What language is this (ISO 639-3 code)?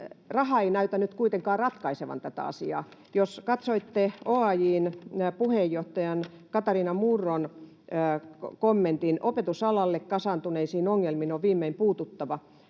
fin